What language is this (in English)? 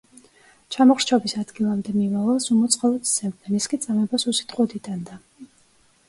Georgian